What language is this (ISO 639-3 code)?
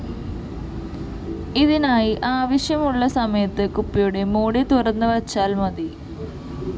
mal